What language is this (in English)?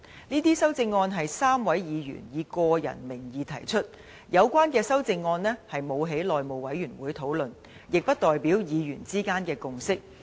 Cantonese